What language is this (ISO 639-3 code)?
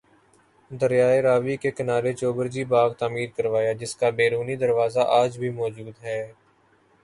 urd